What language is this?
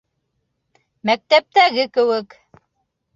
Bashkir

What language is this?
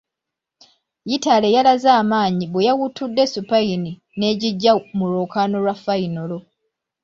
Ganda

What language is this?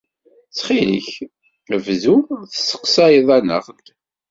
Kabyle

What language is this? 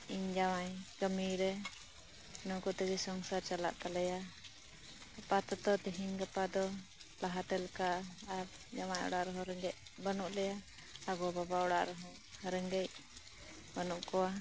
Santali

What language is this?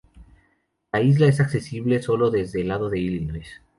Spanish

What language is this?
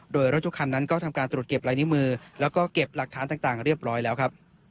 Thai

